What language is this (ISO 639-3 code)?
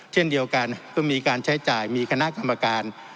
tha